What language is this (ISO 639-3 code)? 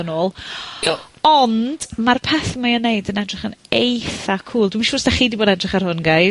cym